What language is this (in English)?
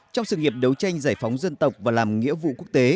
Vietnamese